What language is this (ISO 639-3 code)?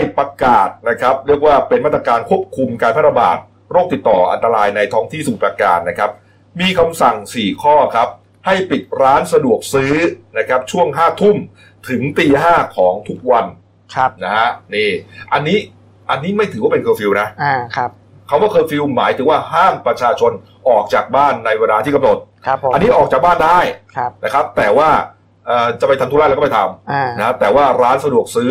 tha